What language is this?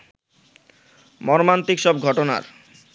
Bangla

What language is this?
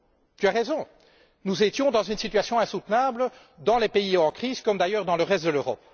French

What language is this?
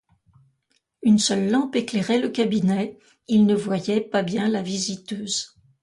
French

